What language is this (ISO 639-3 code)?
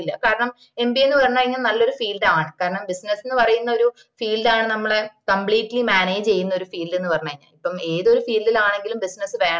mal